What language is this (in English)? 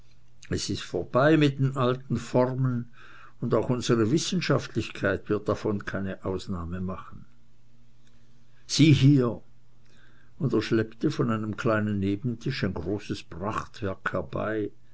German